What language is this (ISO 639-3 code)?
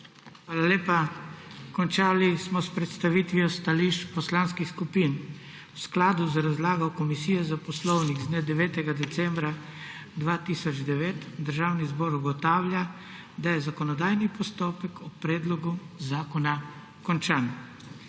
slv